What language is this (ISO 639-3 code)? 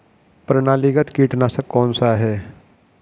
hin